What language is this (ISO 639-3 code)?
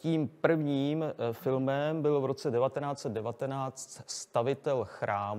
ces